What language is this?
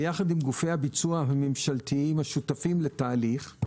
Hebrew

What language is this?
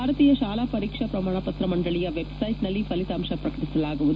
Kannada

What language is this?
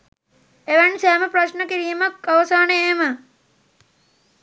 Sinhala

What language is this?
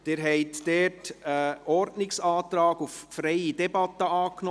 Swiss German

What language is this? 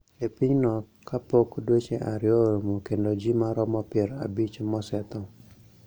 Luo (Kenya and Tanzania)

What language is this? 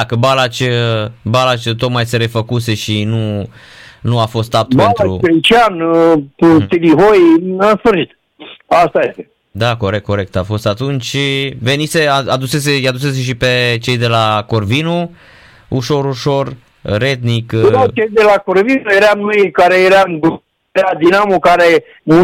Romanian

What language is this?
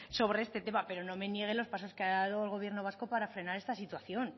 Spanish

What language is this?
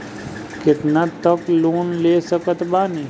Bhojpuri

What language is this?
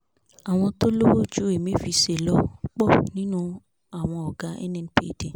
Yoruba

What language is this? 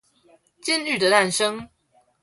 Chinese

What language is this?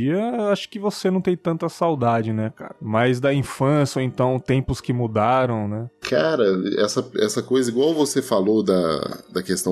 Portuguese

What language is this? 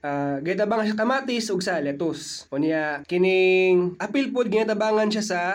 Filipino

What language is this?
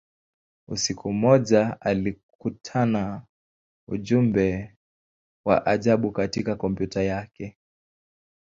Swahili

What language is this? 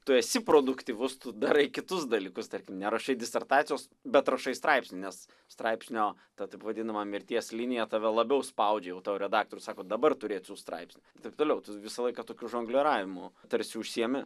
Lithuanian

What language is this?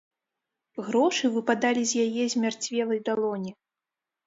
Belarusian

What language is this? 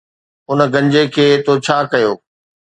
Sindhi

